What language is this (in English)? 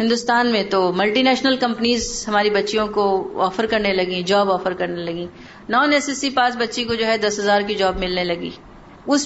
Urdu